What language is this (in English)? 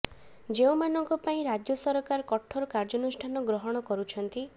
Odia